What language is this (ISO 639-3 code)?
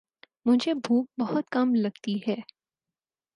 urd